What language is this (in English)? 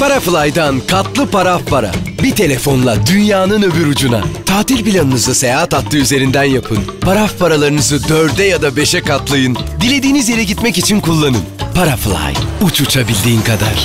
Turkish